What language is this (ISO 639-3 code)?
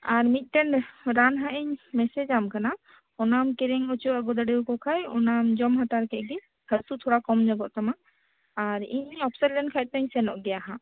sat